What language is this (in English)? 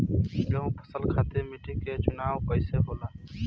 Bhojpuri